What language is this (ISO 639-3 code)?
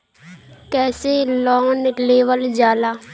bho